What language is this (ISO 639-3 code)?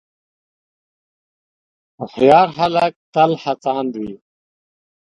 pus